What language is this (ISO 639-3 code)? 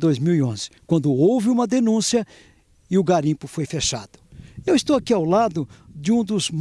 por